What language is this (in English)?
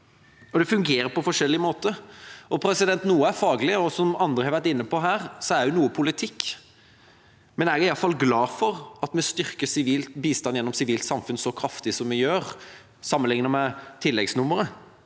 Norwegian